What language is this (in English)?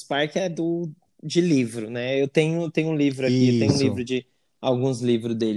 Portuguese